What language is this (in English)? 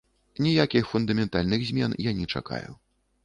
Belarusian